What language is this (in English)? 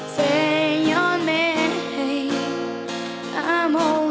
Thai